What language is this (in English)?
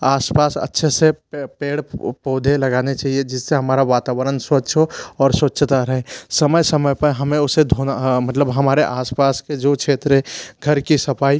Hindi